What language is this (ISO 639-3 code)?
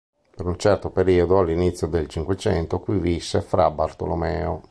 ita